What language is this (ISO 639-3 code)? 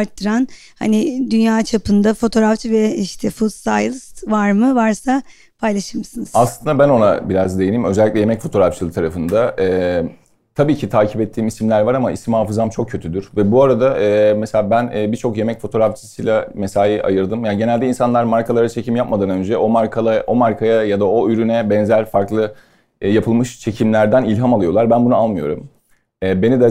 tur